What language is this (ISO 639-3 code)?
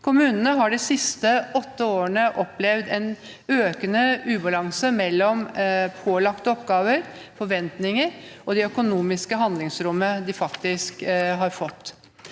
nor